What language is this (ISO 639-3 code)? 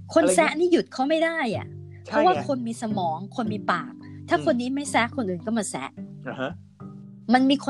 tha